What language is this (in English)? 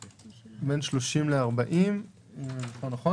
Hebrew